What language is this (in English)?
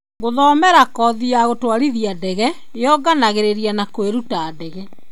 Kikuyu